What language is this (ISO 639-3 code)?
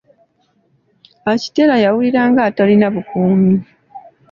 lug